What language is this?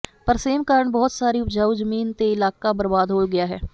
Punjabi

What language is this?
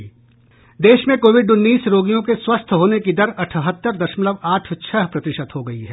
Hindi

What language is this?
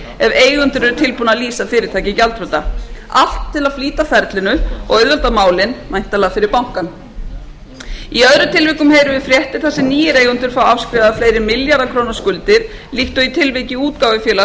Icelandic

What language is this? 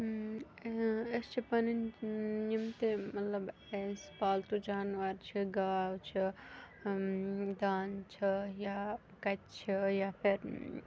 Kashmiri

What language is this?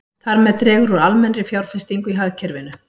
Icelandic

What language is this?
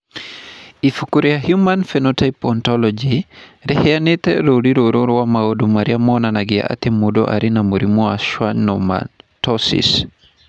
Kikuyu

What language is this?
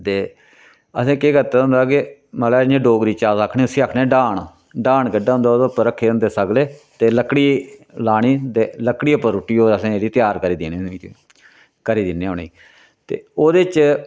Dogri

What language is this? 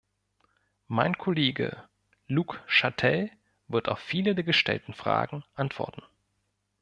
German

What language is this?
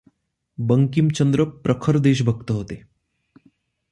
Marathi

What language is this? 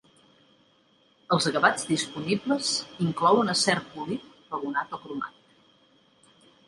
Catalan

